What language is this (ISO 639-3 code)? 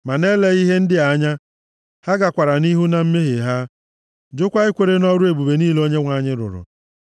ibo